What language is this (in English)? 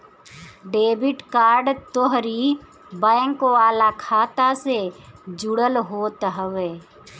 Bhojpuri